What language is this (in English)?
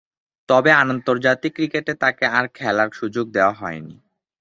Bangla